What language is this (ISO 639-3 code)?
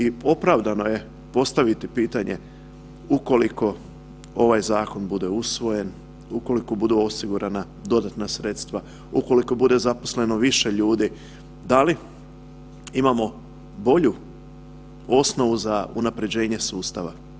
hrv